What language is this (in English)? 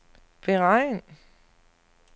Danish